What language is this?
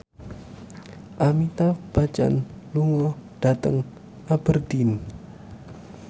Javanese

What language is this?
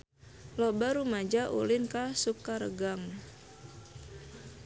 Sundanese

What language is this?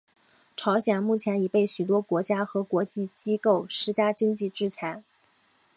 Chinese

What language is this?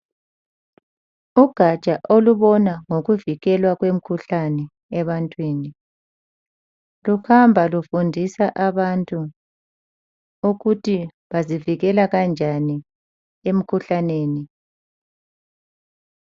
North Ndebele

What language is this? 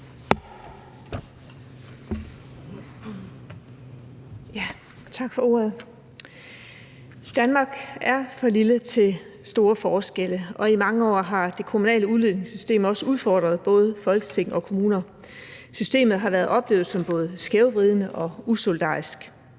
Danish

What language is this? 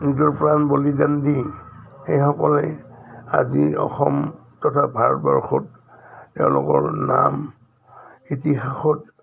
Assamese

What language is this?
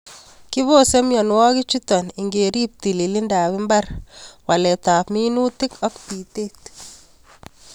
Kalenjin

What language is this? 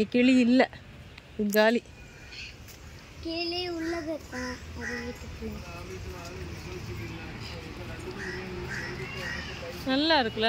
Tamil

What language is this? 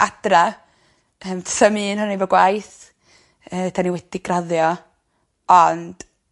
Welsh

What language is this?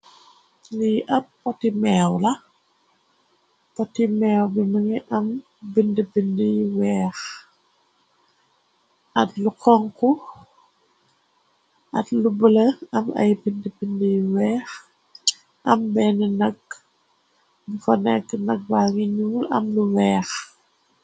Wolof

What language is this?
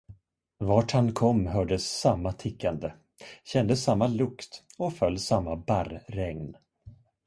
Swedish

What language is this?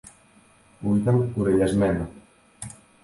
Greek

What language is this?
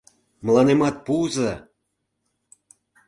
Mari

